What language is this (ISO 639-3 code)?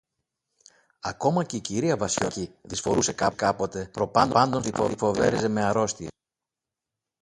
ell